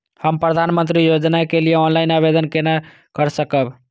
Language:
Maithili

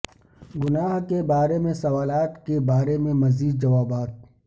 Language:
Urdu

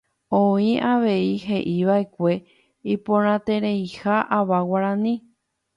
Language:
Guarani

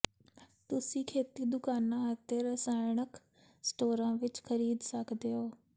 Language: Punjabi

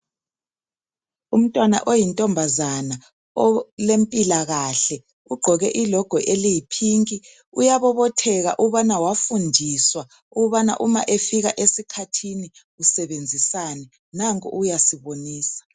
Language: North Ndebele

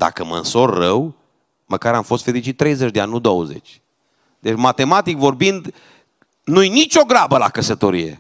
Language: Romanian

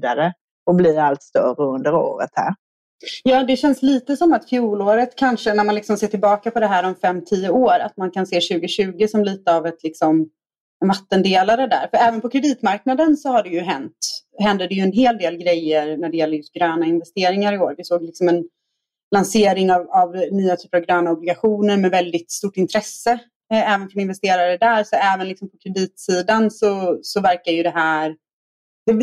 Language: Swedish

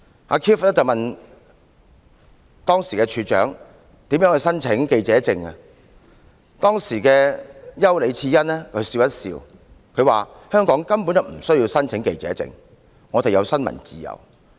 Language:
Cantonese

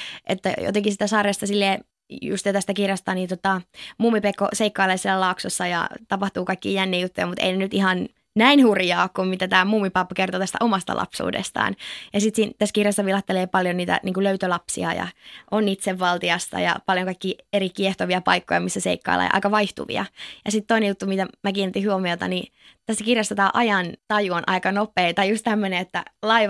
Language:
Finnish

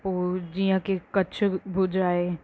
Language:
Sindhi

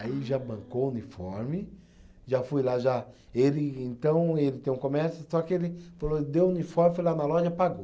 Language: Portuguese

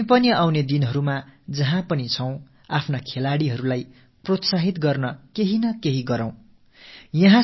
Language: Tamil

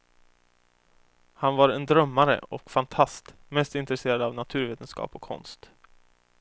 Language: Swedish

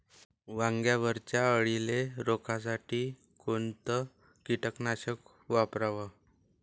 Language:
Marathi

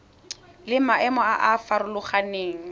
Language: Tswana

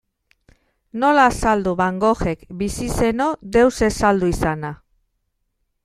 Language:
Basque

